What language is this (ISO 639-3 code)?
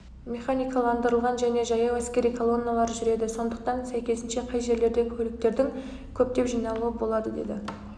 kaz